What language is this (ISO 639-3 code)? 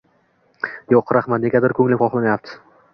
uzb